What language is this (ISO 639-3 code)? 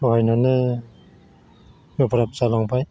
brx